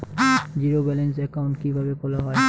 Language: Bangla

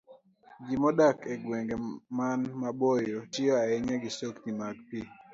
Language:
Luo (Kenya and Tanzania)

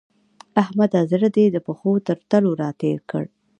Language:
Pashto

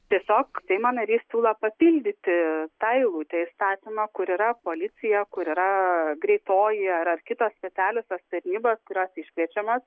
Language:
Lithuanian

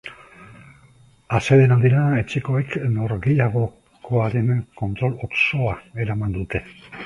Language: Basque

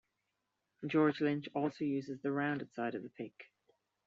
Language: English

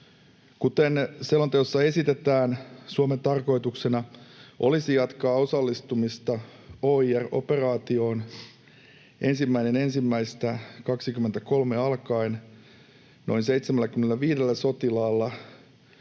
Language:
Finnish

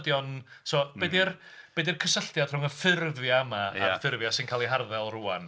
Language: Welsh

